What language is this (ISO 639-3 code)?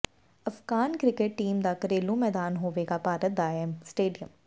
pan